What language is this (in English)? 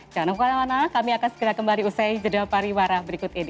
Indonesian